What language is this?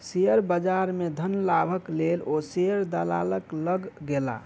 Maithili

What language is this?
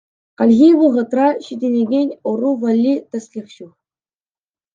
Chuvash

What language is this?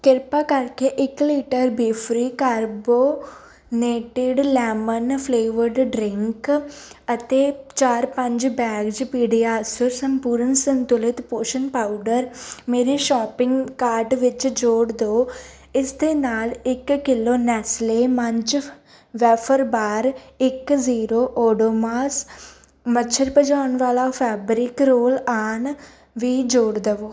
Punjabi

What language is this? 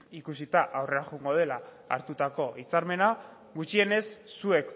Basque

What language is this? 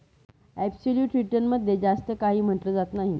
Marathi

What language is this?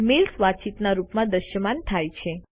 Gujarati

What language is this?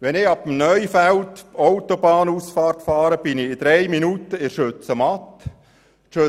Swiss German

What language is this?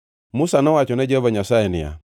Luo (Kenya and Tanzania)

